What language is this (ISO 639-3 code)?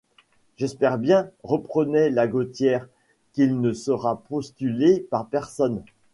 fra